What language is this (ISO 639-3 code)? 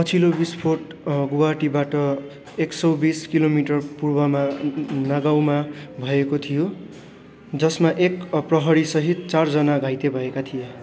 nep